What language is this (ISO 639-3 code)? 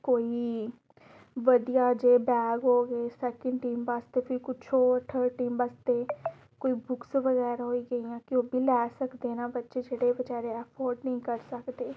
doi